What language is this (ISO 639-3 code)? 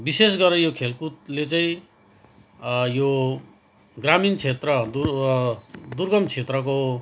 nep